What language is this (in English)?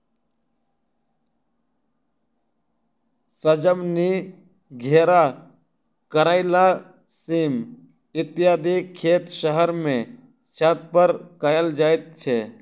Maithili